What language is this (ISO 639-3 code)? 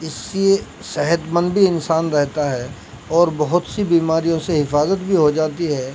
urd